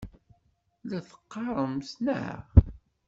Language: Kabyle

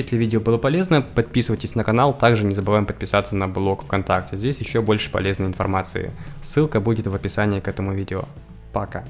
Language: Russian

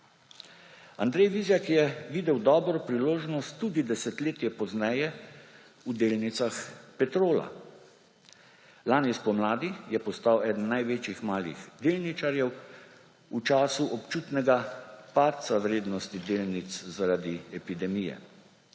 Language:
Slovenian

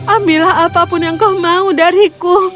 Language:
Indonesian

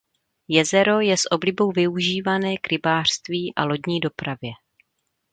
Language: Czech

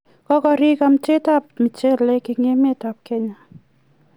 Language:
Kalenjin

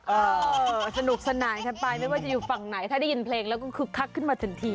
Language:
Thai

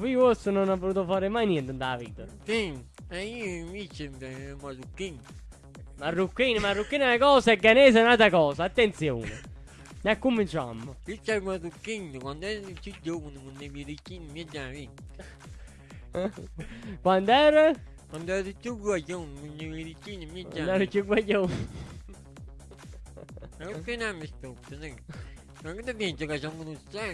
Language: Italian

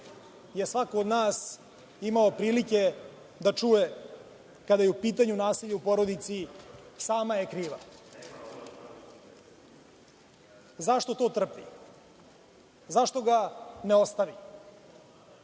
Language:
Serbian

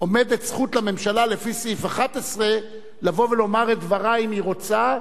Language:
Hebrew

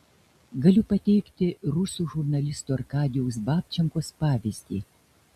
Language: Lithuanian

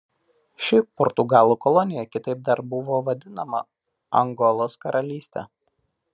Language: Lithuanian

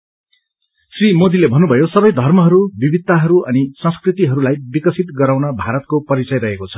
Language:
Nepali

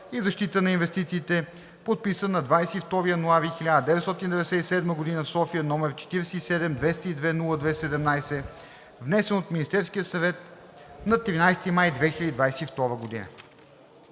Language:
Bulgarian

